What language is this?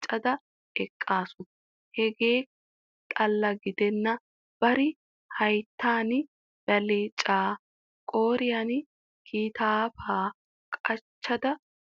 Wolaytta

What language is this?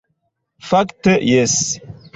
Esperanto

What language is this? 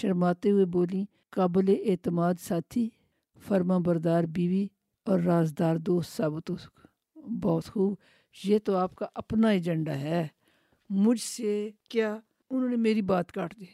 Urdu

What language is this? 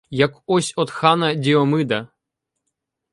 Ukrainian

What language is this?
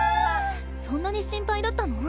Japanese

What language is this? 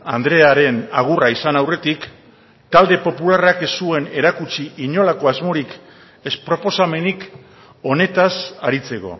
Basque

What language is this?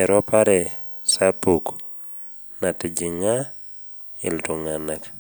Masai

